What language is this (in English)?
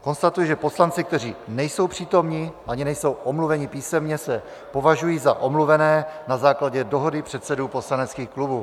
Czech